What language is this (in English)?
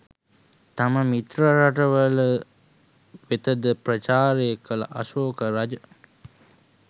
Sinhala